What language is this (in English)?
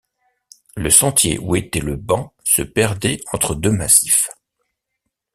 French